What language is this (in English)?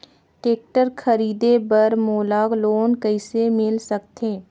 Chhattisgarhi